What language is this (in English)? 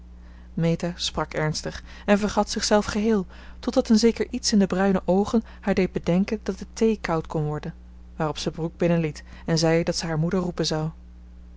Dutch